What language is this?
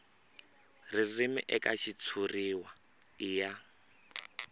Tsonga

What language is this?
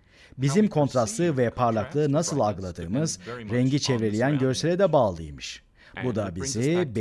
Turkish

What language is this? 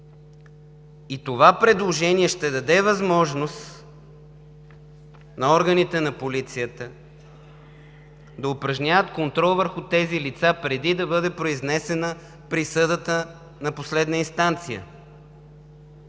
Bulgarian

